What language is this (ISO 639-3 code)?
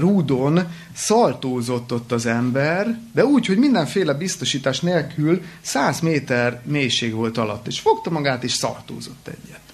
hun